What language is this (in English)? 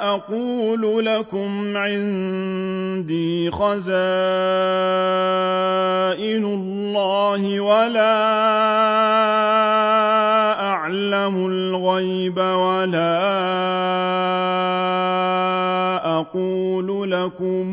Arabic